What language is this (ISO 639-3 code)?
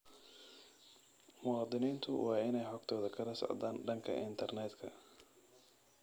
som